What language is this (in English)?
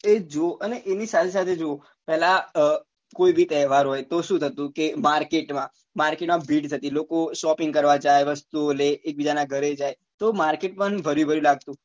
Gujarati